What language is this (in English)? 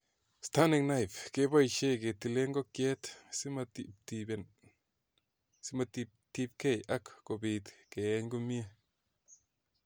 Kalenjin